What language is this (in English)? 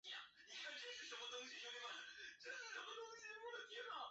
Chinese